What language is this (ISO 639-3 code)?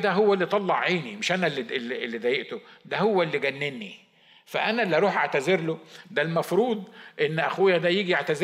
ara